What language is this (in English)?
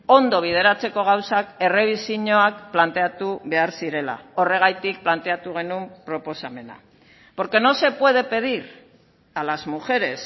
Basque